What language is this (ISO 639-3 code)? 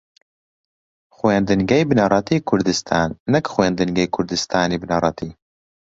ckb